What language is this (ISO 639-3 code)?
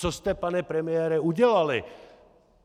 ces